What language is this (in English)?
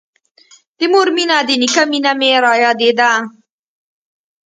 Pashto